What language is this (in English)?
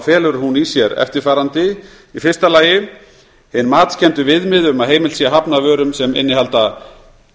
Icelandic